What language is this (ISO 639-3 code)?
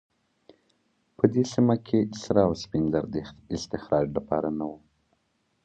pus